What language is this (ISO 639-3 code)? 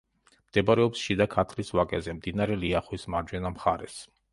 kat